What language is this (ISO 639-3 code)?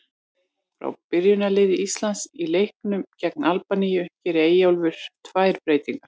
isl